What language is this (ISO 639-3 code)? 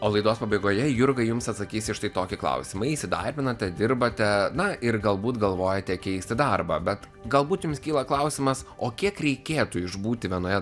lit